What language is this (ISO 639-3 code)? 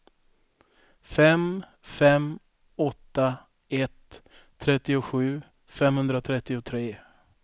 swe